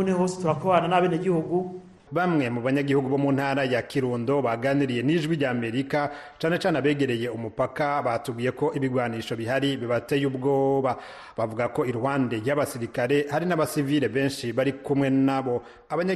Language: Swahili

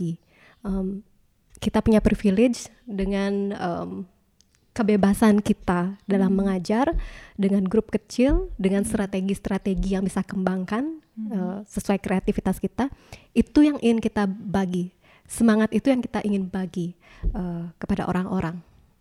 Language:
Indonesian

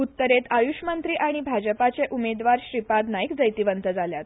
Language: Konkani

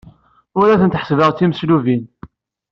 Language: Kabyle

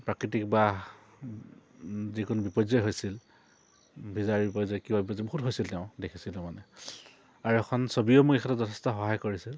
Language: Assamese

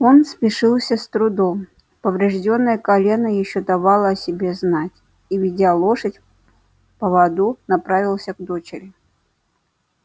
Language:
Russian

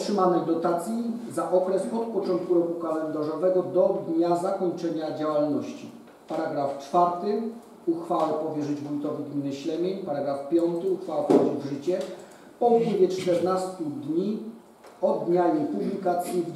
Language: Polish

